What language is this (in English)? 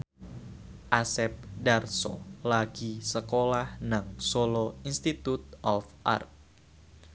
Javanese